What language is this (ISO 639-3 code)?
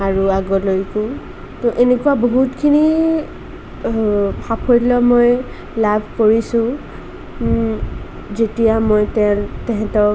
asm